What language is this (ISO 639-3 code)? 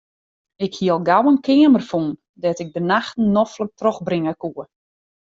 fry